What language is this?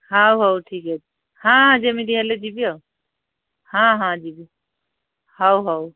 Odia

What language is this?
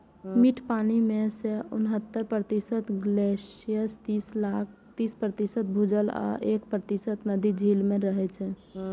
Maithili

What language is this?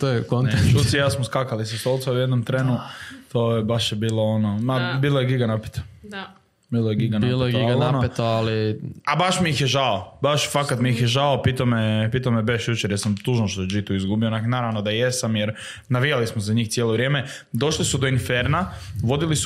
Croatian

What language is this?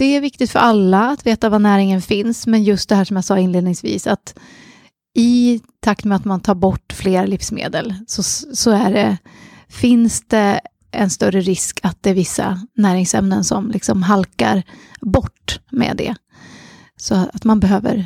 Swedish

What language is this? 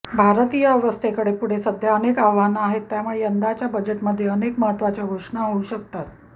Marathi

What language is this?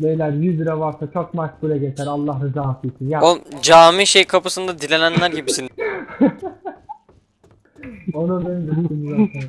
Turkish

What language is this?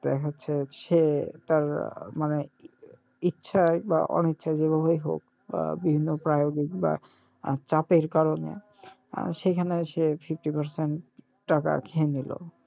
Bangla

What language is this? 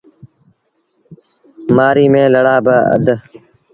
Sindhi Bhil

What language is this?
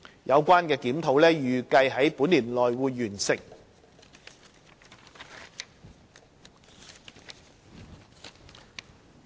Cantonese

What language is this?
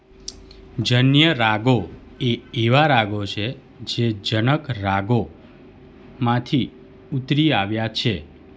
Gujarati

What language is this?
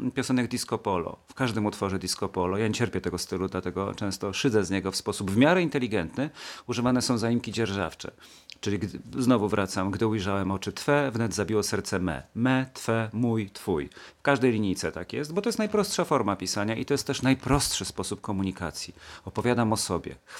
Polish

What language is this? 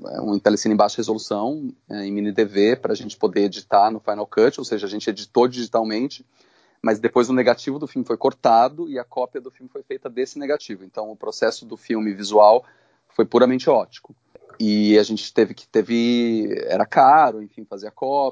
Portuguese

